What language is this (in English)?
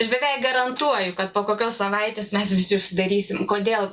Lithuanian